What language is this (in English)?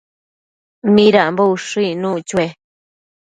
Matsés